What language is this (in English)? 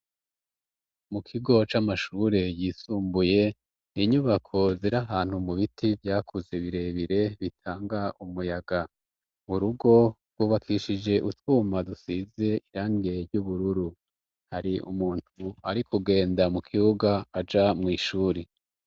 Rundi